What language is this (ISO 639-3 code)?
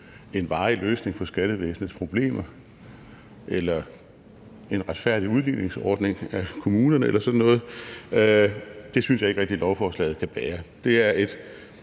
dan